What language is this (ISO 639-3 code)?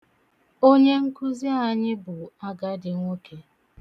ibo